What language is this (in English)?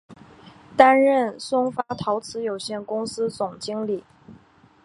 Chinese